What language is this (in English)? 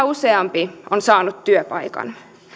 Finnish